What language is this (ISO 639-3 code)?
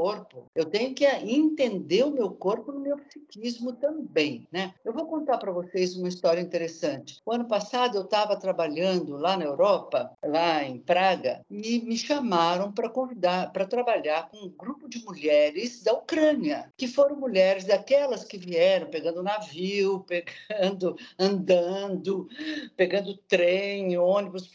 por